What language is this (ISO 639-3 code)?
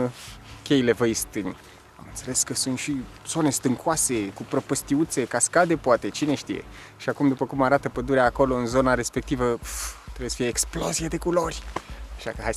ron